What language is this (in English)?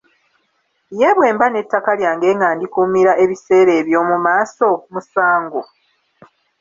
Ganda